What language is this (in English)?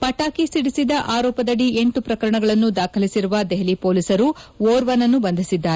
Kannada